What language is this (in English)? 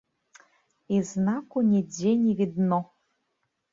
Belarusian